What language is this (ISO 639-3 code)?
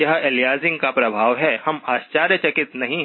hin